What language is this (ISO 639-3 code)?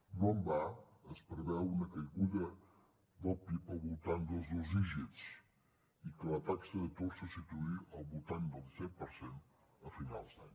cat